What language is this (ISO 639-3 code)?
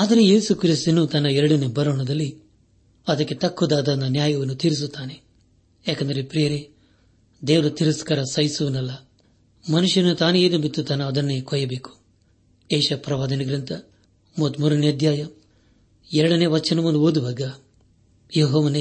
kan